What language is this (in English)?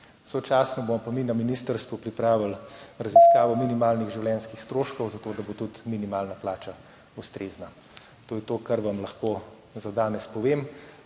Slovenian